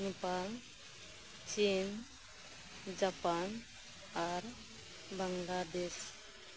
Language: Santali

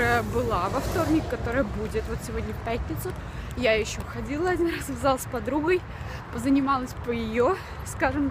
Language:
Russian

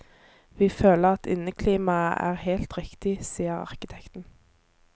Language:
Norwegian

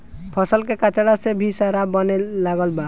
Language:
Bhojpuri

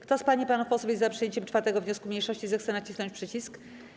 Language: Polish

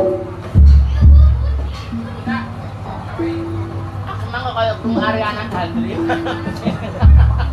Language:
Indonesian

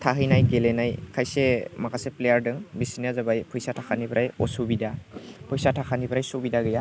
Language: Bodo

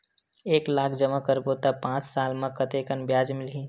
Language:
Chhattisgarhi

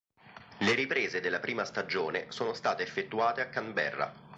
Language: Italian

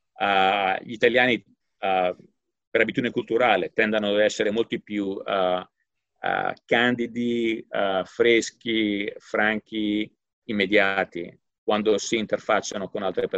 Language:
Italian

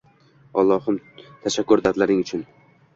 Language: Uzbek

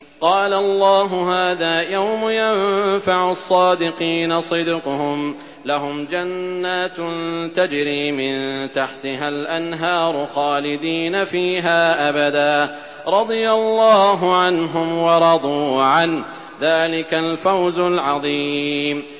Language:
Arabic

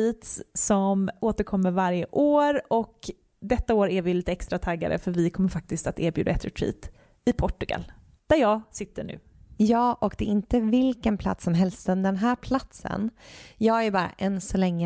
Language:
Swedish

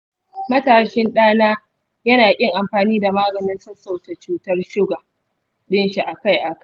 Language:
Hausa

